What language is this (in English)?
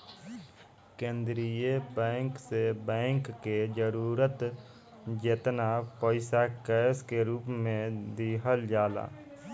Bhojpuri